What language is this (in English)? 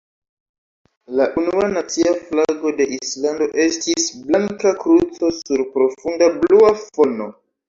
Esperanto